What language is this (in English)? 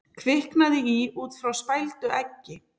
Icelandic